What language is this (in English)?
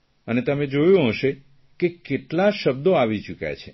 Gujarati